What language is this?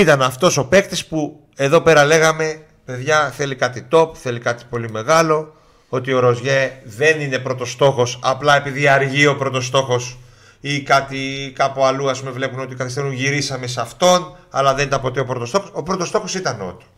Greek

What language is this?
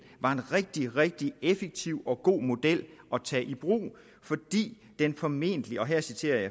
Danish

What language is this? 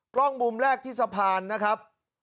Thai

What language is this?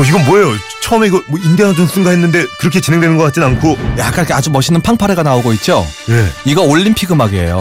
Korean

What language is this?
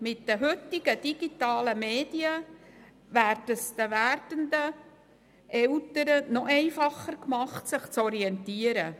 Swiss German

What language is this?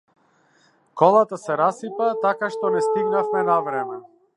Macedonian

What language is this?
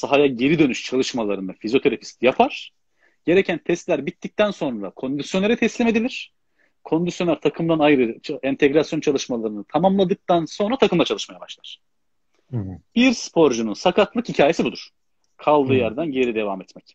Turkish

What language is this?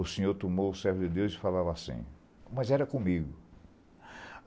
Portuguese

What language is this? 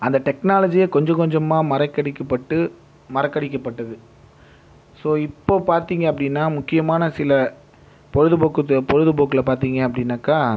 Tamil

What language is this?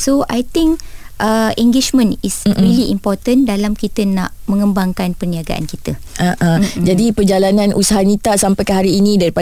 Malay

